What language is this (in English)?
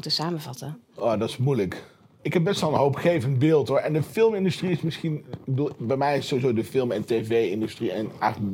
Dutch